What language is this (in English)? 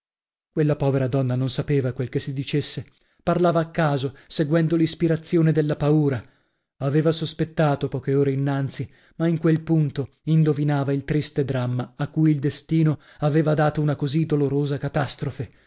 Italian